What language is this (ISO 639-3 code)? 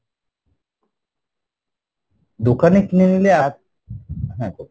ben